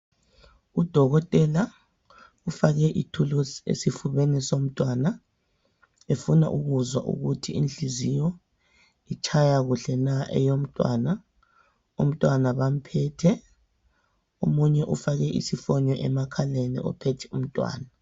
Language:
North Ndebele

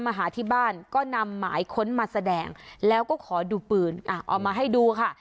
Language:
Thai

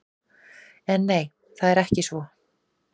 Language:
Icelandic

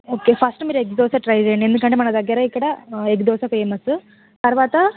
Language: Telugu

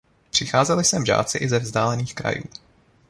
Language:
Czech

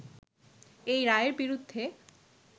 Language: Bangla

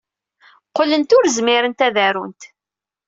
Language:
Kabyle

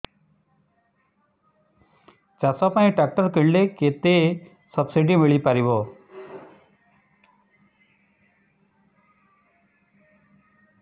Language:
Odia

